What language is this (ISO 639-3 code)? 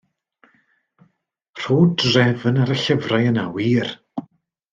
cym